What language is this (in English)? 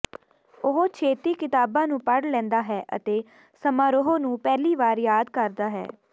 Punjabi